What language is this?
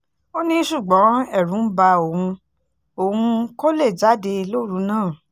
Yoruba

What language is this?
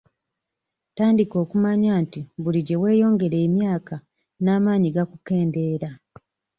Ganda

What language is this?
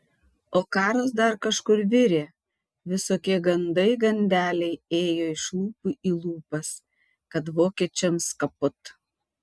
Lithuanian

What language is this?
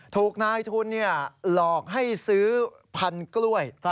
Thai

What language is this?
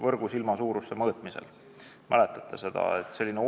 Estonian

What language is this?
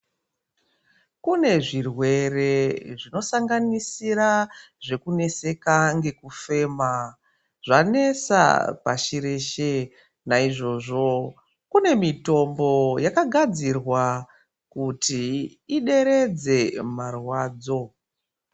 Ndau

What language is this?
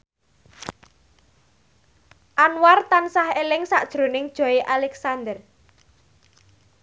Javanese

